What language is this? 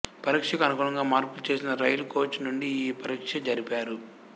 Telugu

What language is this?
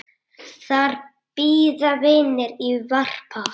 Icelandic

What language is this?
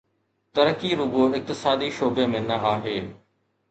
Sindhi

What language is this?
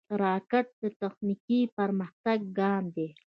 Pashto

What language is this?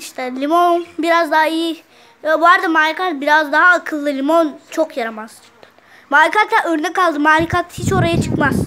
Turkish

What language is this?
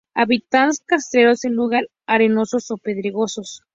Spanish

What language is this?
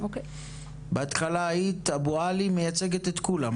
Hebrew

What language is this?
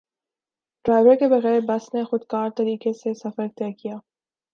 Urdu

